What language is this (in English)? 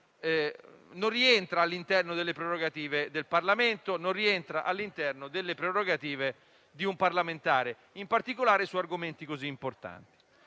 Italian